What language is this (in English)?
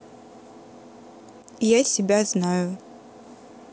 Russian